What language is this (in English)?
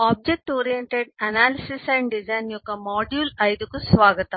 Telugu